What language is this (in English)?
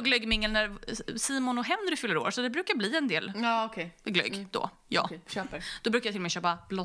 Swedish